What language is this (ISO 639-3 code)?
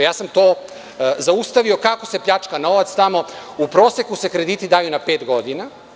srp